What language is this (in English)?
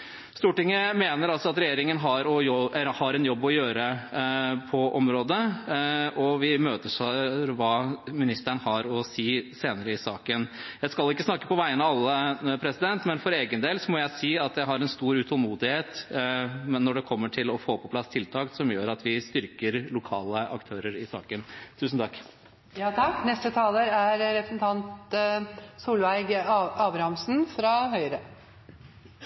Norwegian